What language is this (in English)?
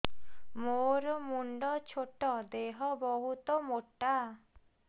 Odia